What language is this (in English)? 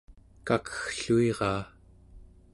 Central Yupik